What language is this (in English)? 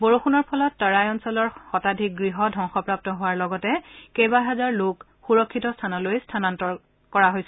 Assamese